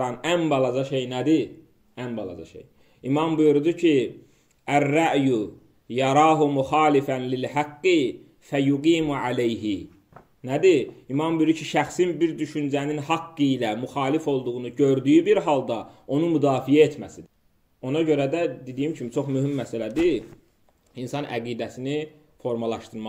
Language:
Turkish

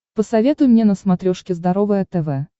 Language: Russian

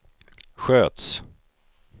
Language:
Swedish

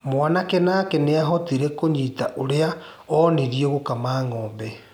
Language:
Kikuyu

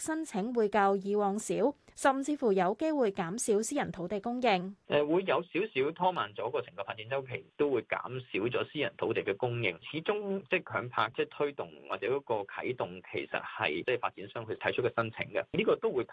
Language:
Chinese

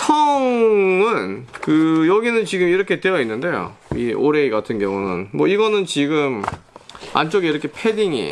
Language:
Korean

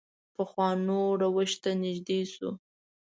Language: Pashto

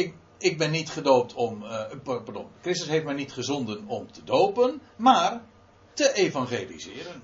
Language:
Dutch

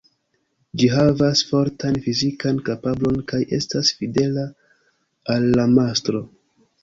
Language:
Esperanto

